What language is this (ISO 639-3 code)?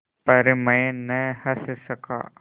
hin